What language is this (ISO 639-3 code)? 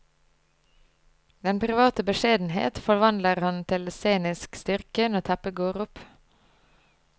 nor